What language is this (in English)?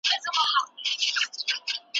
Pashto